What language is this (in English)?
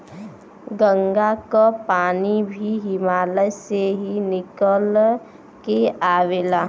Bhojpuri